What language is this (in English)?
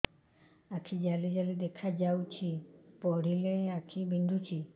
Odia